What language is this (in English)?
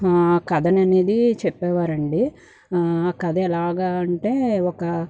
Telugu